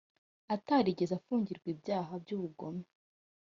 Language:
Kinyarwanda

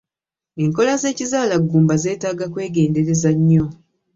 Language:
Ganda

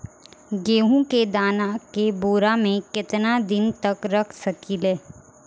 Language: Bhojpuri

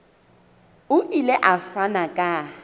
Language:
Southern Sotho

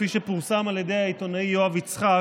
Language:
Hebrew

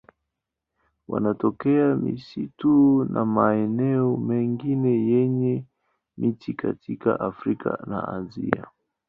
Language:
Swahili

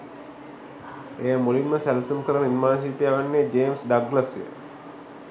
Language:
Sinhala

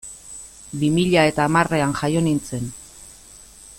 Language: Basque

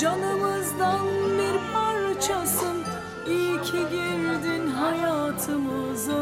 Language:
Turkish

